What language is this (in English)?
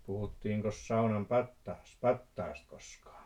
Finnish